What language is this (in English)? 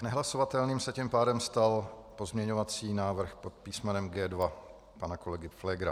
Czech